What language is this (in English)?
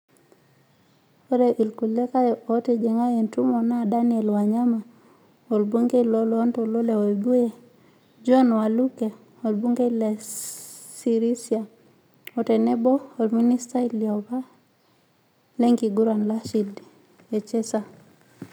Masai